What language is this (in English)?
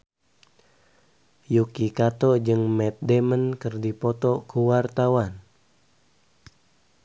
Sundanese